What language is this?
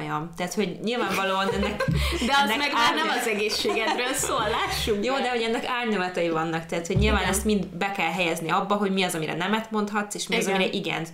Hungarian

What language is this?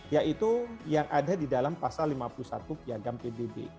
Indonesian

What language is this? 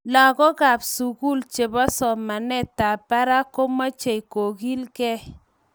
Kalenjin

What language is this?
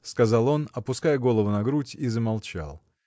Russian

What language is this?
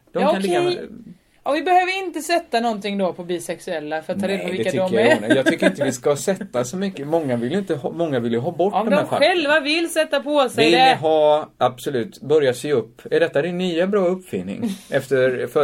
Swedish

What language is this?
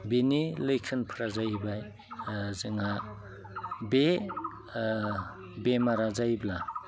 Bodo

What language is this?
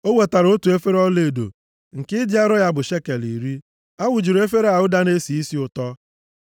Igbo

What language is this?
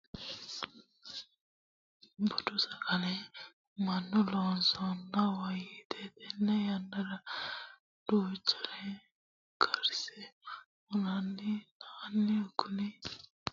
Sidamo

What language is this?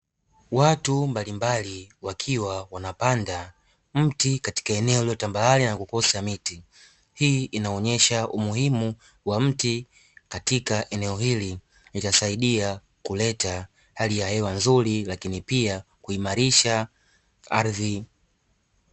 Swahili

